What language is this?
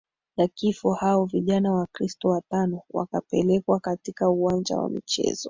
Swahili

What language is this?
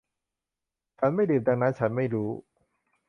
Thai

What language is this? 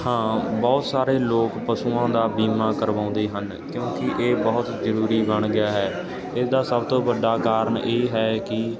Punjabi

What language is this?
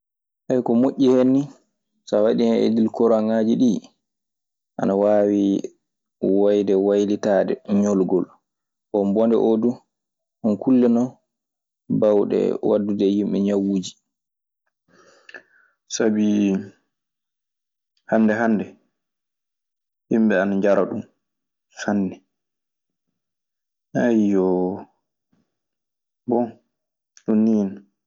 Maasina Fulfulde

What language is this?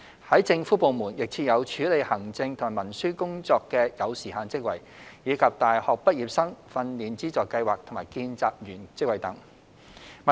Cantonese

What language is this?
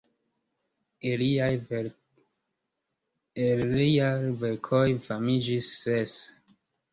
Esperanto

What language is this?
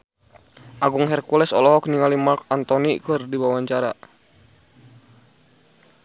Sundanese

